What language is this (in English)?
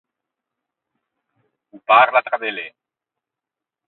Ligurian